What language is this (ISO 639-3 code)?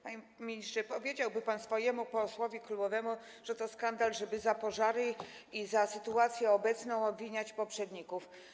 pol